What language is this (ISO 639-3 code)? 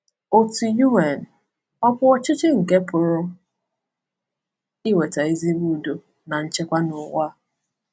ibo